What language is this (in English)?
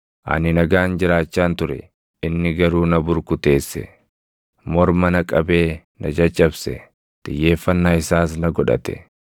Oromo